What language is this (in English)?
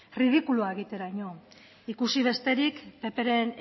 Basque